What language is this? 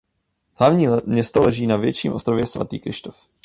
Czech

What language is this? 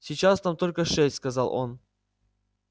Russian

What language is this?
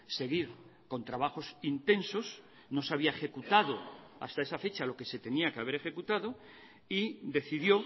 Spanish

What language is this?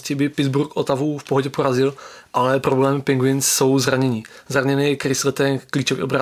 Czech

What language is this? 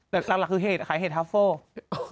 Thai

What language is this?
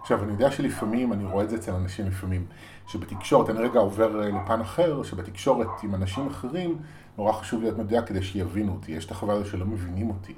Hebrew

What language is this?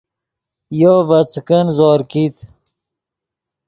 Yidgha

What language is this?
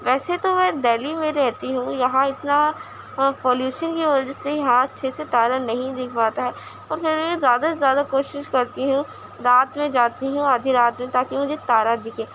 Urdu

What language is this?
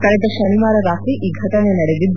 Kannada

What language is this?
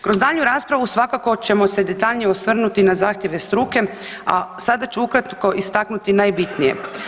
Croatian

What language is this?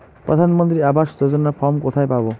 Bangla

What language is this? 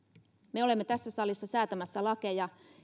Finnish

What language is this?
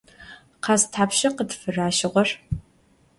Adyghe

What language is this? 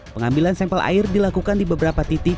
Indonesian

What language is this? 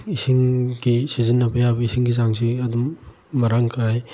Manipuri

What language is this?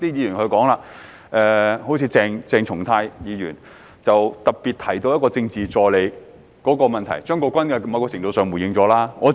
Cantonese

